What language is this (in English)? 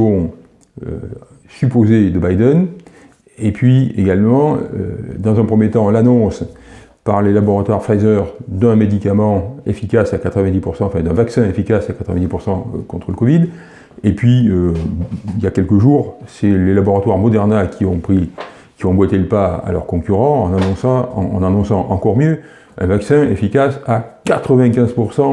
French